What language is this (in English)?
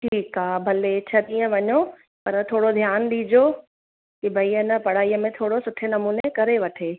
Sindhi